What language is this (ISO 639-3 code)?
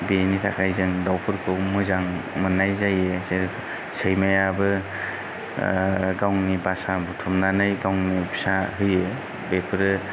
brx